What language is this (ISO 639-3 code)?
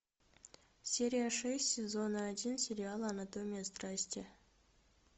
rus